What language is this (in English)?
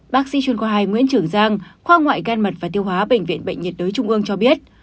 Vietnamese